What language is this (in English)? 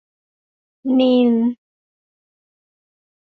Thai